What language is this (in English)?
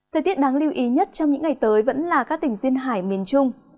Vietnamese